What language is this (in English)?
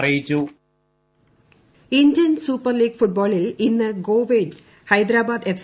Malayalam